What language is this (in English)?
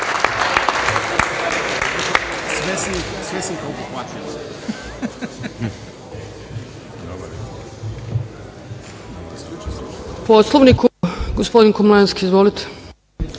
Serbian